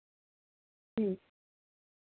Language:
Dogri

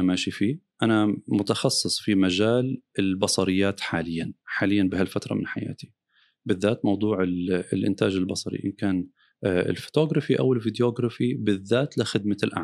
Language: Arabic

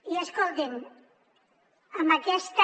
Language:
Catalan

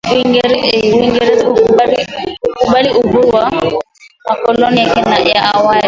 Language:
Swahili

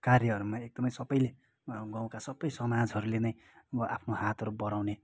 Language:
Nepali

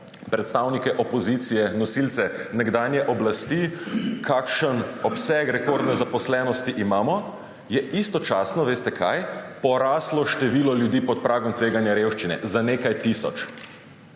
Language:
Slovenian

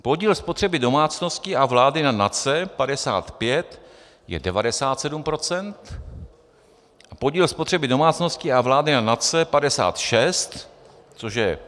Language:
Czech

